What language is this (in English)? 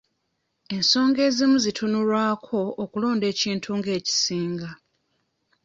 Ganda